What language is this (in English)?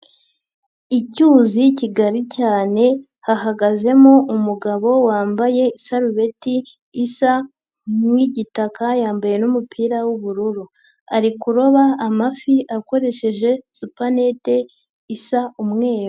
Kinyarwanda